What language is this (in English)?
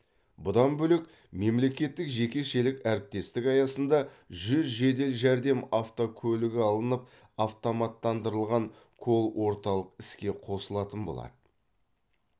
Kazakh